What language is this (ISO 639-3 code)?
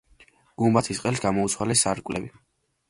kat